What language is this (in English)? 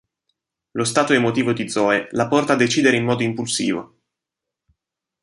Italian